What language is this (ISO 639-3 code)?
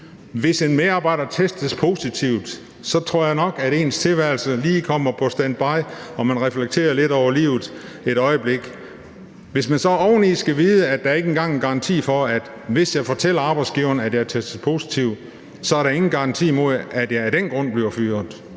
dan